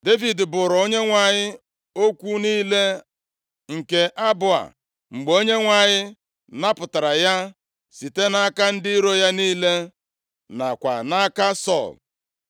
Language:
Igbo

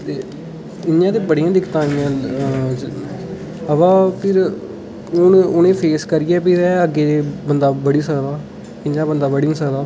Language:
Dogri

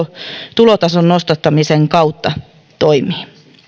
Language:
Finnish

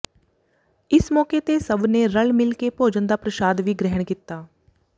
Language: Punjabi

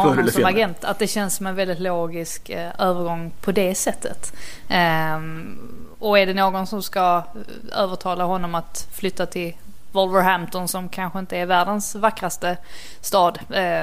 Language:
Swedish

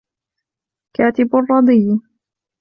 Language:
Arabic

